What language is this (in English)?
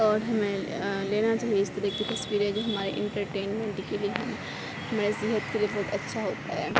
Urdu